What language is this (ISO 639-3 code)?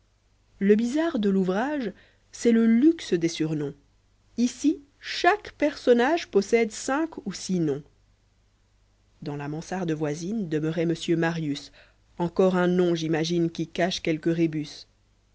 fra